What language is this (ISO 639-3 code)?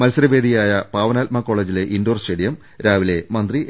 mal